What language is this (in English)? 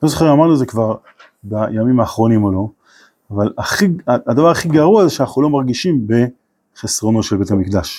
Hebrew